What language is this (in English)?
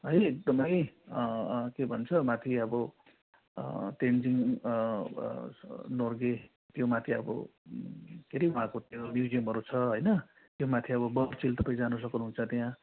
Nepali